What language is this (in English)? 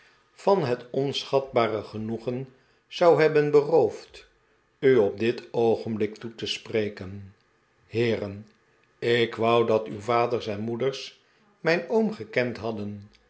Dutch